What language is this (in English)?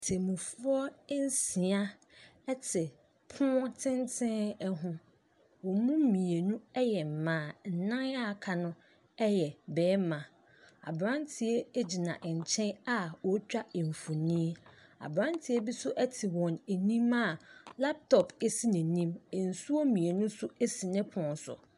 Akan